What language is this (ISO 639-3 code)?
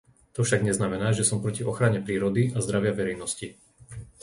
slk